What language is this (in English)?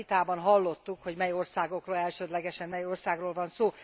Hungarian